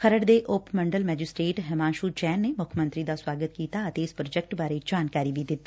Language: Punjabi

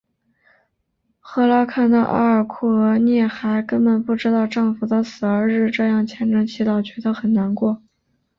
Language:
Chinese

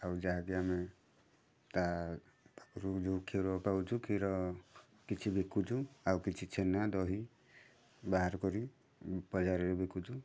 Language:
Odia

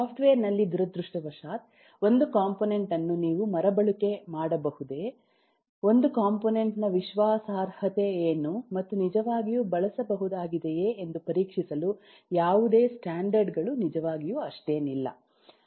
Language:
Kannada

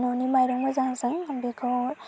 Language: Bodo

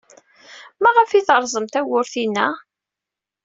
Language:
Kabyle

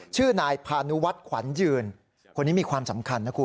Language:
Thai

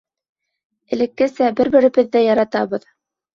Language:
Bashkir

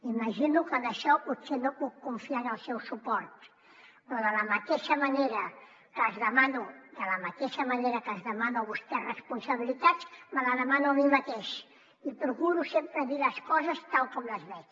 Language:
Catalan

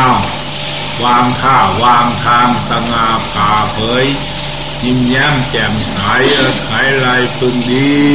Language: Thai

